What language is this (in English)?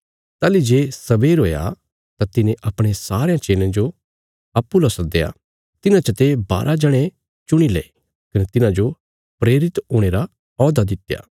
Bilaspuri